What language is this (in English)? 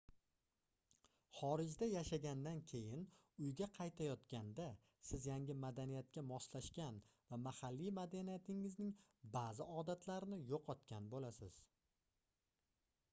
Uzbek